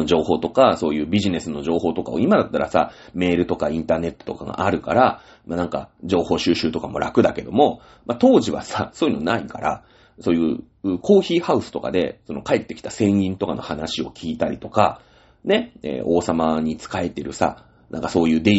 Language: Japanese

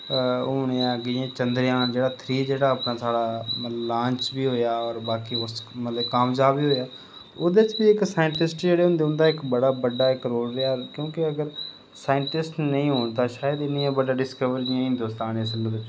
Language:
Dogri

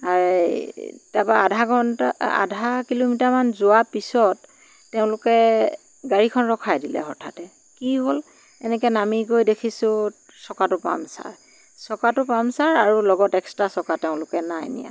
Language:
Assamese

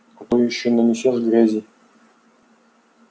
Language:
Russian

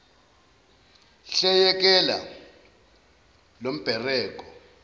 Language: Zulu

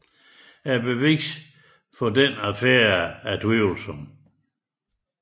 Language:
Danish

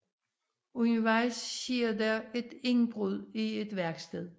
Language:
Danish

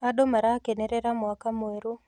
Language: Kikuyu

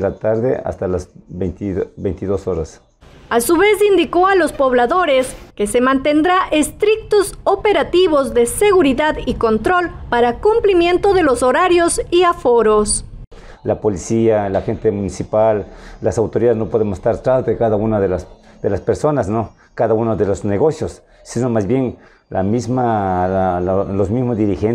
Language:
Spanish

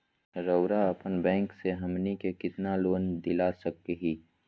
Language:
Magahi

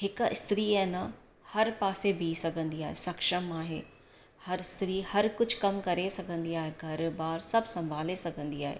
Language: Sindhi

